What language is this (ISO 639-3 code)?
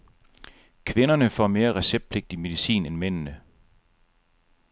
dan